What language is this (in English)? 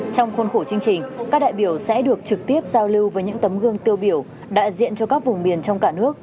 Vietnamese